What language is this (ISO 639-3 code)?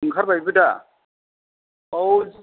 brx